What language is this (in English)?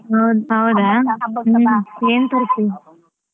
Kannada